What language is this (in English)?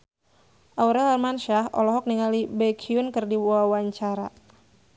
Sundanese